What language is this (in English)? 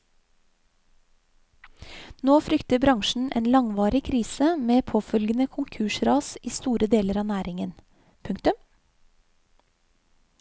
Norwegian